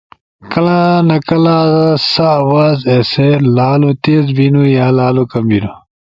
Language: Ushojo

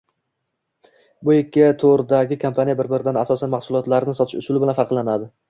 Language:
Uzbek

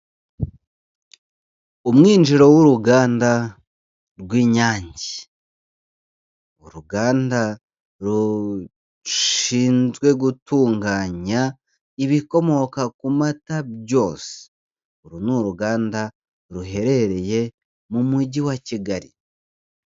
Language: Kinyarwanda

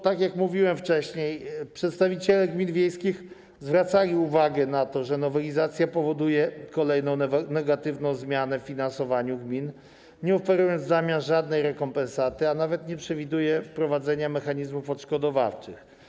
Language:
Polish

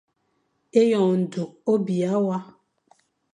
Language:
Fang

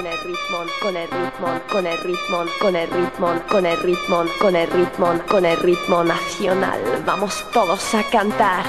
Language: Czech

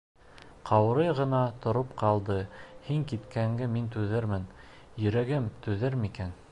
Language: Bashkir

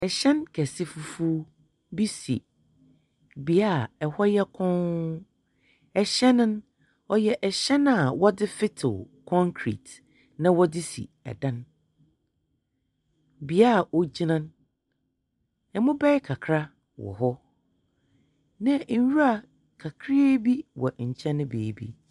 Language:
Akan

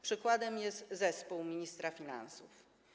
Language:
Polish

